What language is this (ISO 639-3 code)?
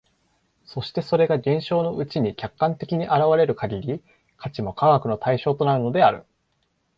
jpn